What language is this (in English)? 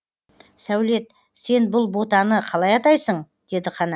Kazakh